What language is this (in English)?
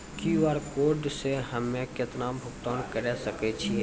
Maithili